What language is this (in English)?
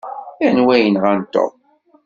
Kabyle